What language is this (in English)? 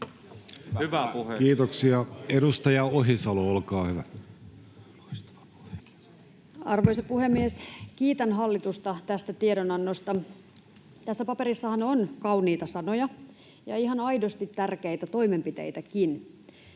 Finnish